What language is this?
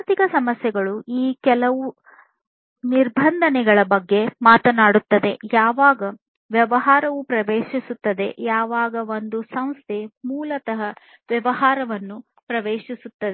Kannada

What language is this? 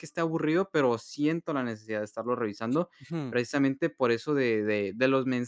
Spanish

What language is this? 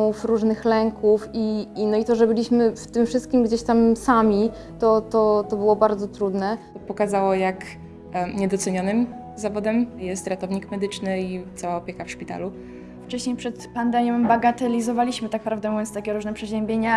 Polish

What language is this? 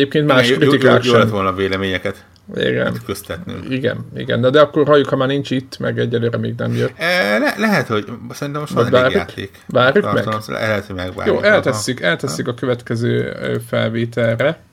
Hungarian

